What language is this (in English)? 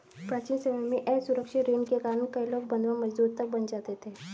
Hindi